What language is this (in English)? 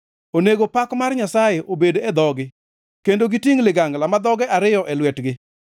Luo (Kenya and Tanzania)